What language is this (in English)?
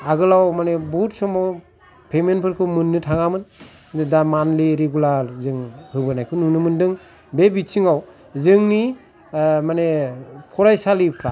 Bodo